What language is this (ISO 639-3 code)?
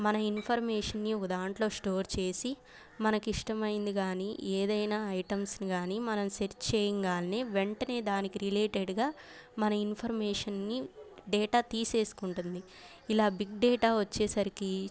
tel